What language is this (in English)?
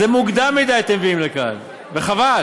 Hebrew